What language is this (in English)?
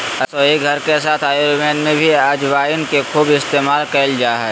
Magahi